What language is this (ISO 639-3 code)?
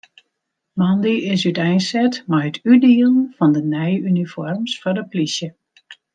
fry